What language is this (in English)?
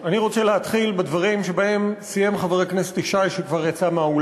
Hebrew